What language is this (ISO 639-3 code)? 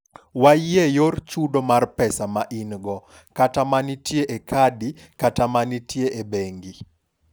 luo